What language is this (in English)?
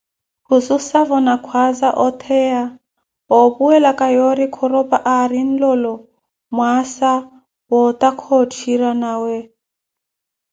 Koti